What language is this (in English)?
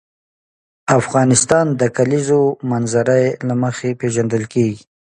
Pashto